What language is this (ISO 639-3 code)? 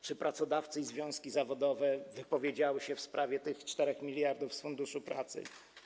pol